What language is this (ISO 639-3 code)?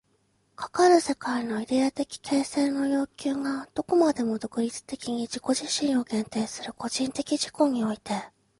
jpn